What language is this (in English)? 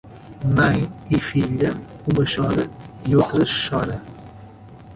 Portuguese